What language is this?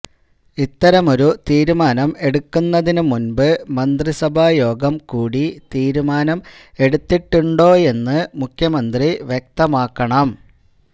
Malayalam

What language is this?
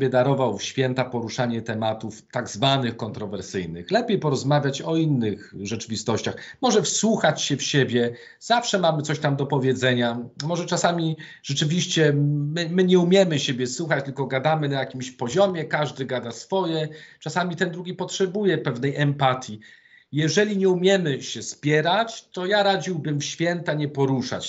Polish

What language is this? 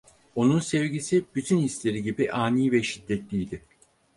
Turkish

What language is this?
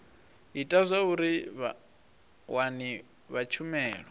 Venda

